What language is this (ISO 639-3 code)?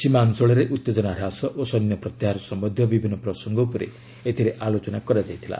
ori